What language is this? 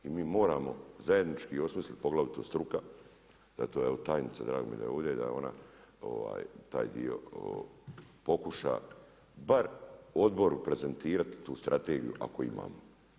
Croatian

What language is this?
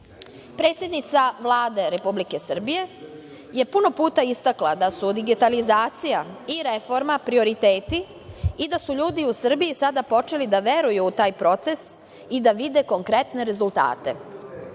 Serbian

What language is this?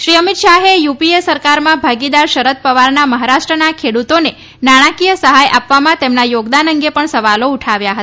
Gujarati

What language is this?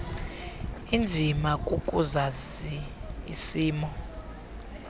Xhosa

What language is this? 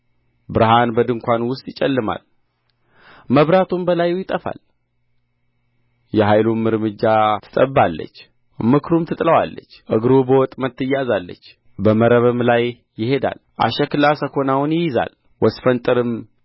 Amharic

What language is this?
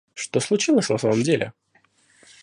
Russian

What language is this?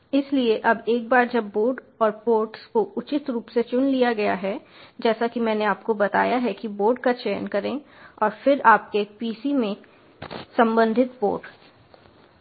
Hindi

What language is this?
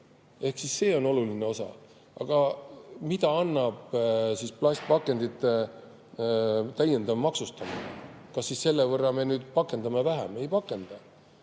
Estonian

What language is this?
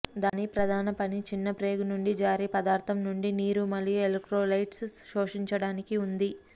Telugu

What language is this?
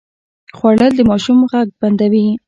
Pashto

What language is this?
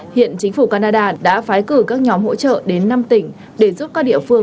Vietnamese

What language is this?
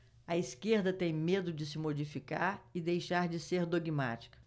Portuguese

